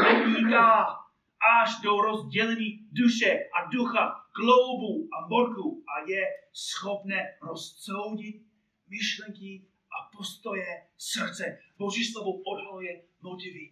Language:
Czech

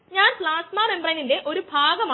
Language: Malayalam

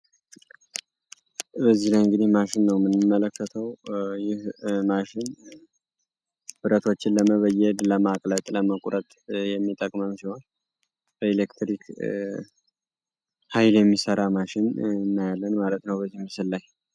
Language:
Amharic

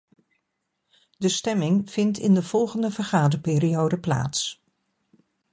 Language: Dutch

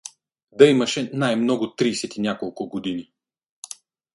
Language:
Bulgarian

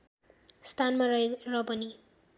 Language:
Nepali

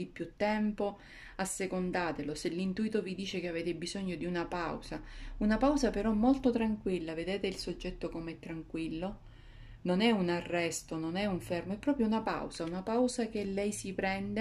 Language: Italian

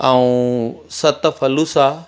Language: Sindhi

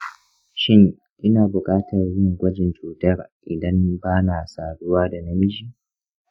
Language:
Hausa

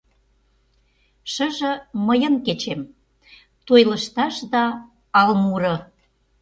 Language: Mari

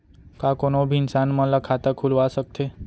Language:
Chhattisgarhi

